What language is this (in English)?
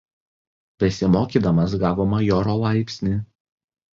Lithuanian